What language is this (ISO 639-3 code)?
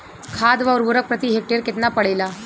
bho